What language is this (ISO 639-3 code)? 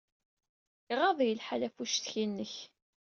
kab